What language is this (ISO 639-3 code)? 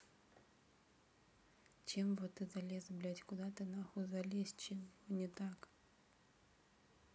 rus